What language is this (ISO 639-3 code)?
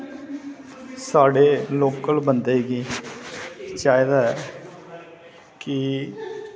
doi